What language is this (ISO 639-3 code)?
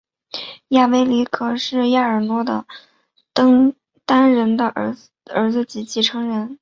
zho